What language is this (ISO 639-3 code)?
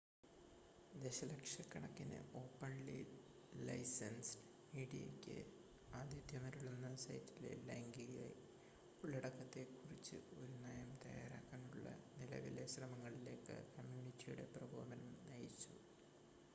mal